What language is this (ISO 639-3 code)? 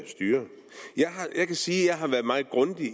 dan